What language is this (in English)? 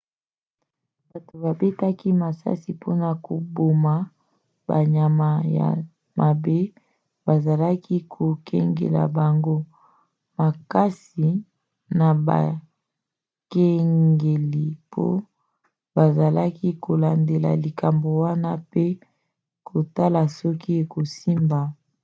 Lingala